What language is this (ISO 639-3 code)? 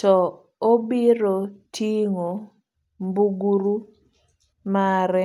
luo